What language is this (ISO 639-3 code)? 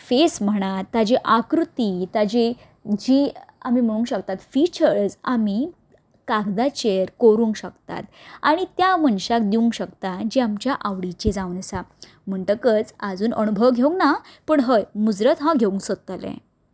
kok